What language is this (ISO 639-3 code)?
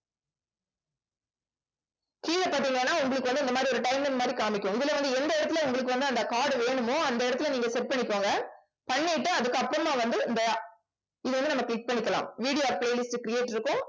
tam